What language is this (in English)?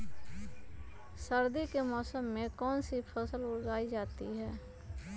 Magahi